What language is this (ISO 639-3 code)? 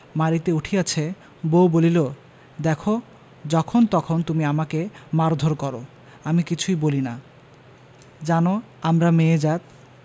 ben